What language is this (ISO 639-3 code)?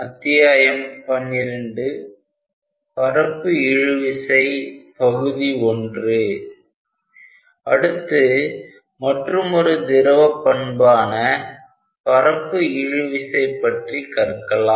tam